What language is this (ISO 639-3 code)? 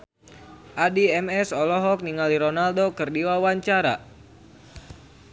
sun